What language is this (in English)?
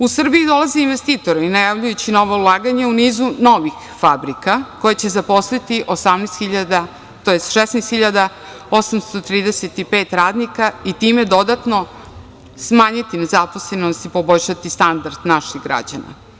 Serbian